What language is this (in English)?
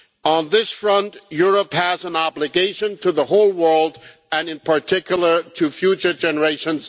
English